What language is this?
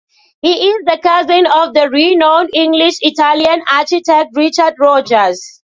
English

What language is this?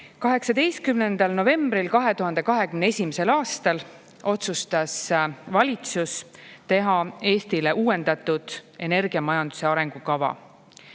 Estonian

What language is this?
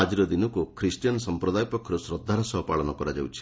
Odia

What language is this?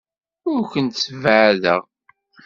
Kabyle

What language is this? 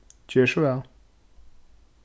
Faroese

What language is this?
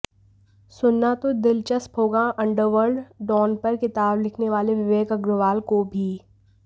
Hindi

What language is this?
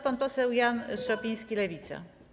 Polish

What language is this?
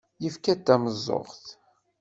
Kabyle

